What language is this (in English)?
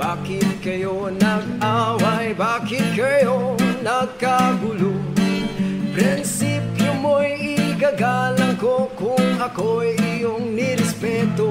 Indonesian